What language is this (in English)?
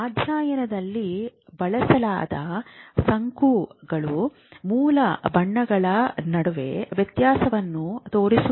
Kannada